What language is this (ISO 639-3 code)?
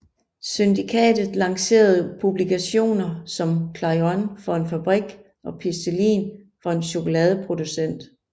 dan